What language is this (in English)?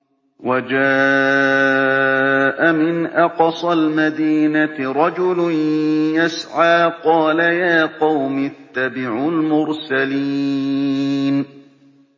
Arabic